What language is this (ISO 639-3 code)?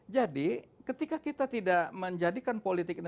ind